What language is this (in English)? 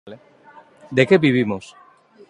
Galician